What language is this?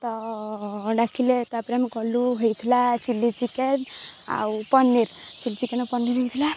Odia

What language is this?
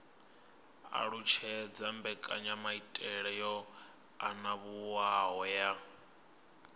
Venda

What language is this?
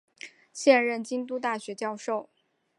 Chinese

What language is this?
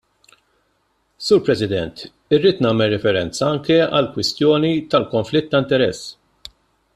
Maltese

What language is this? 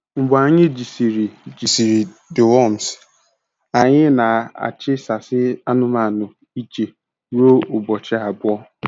Igbo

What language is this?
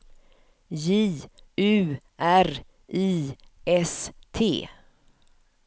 Swedish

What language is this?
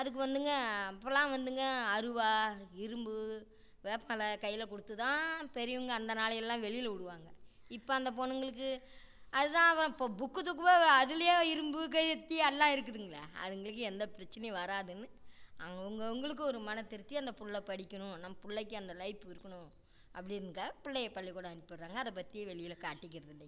Tamil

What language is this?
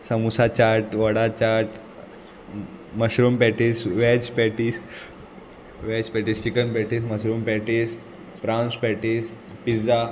Konkani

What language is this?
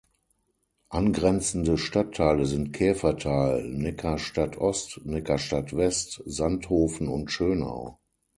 German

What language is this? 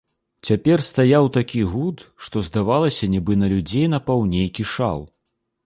Belarusian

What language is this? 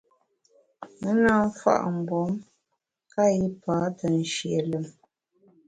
Bamun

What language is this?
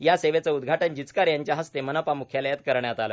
Marathi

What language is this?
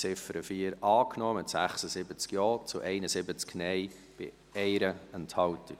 Swiss German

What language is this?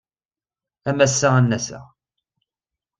Kabyle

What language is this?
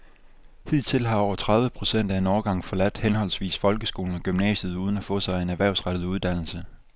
Danish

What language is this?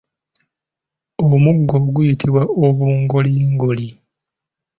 Ganda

